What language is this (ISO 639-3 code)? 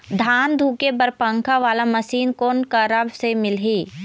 hne